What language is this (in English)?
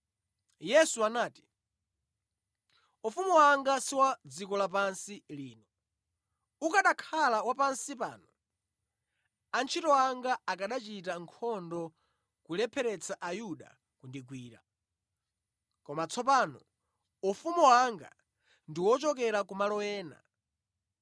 Nyanja